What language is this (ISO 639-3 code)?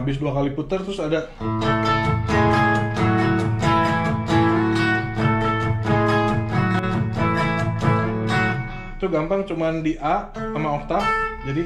ind